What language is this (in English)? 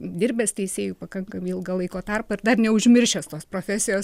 Lithuanian